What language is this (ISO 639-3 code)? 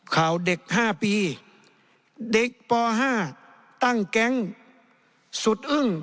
tha